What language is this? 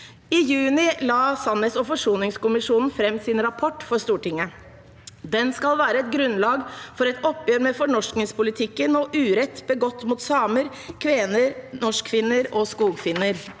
Norwegian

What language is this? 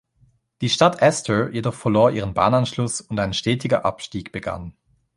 German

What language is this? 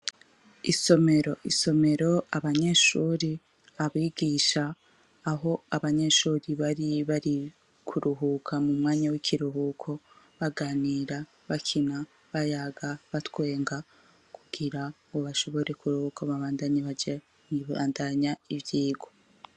Rundi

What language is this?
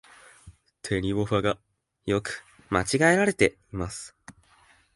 Japanese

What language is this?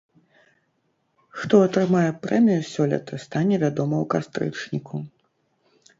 Belarusian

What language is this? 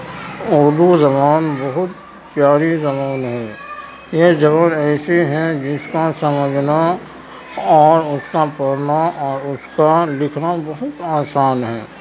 Urdu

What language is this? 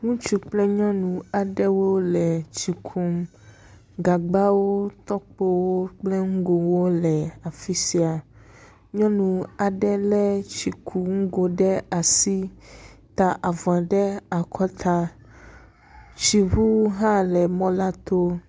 Ewe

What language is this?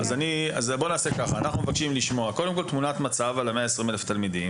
Hebrew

